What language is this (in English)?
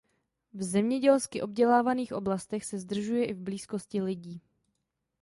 Czech